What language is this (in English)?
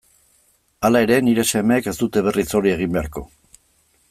Basque